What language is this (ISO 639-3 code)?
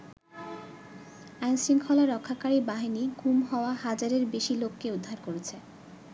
ben